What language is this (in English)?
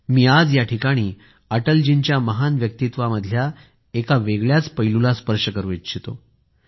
Marathi